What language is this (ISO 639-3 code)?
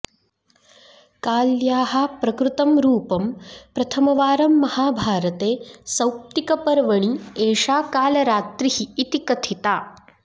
san